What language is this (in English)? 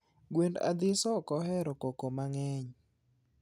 Luo (Kenya and Tanzania)